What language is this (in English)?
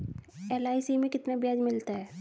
Hindi